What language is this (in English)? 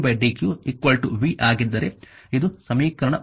Kannada